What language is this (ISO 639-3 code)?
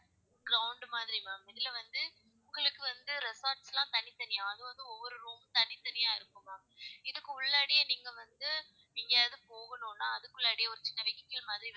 tam